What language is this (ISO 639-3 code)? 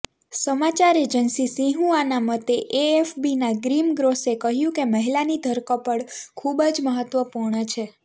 guj